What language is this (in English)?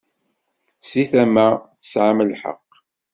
Kabyle